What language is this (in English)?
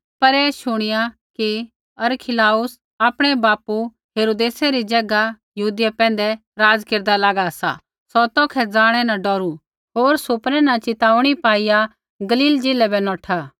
Kullu Pahari